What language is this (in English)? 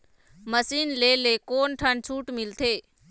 Chhattisgarhi